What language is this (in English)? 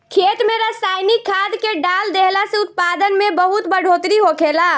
Bhojpuri